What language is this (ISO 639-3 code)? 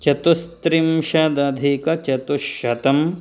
san